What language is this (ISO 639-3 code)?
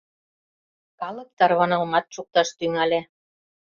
chm